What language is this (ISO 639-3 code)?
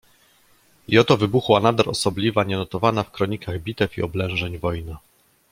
pol